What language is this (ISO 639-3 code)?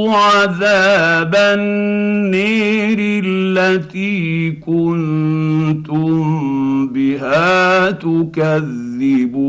ara